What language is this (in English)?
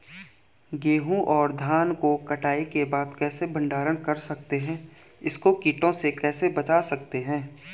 Hindi